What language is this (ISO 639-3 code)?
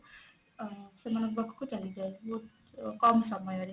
ori